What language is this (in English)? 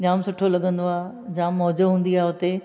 Sindhi